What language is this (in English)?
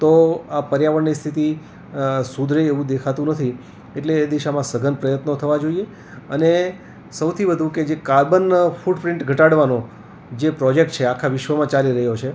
Gujarati